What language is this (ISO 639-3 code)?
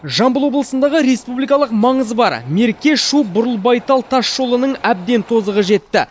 kaz